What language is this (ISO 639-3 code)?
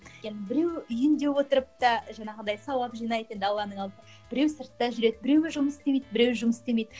kaz